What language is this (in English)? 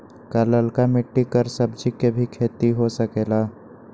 Magahi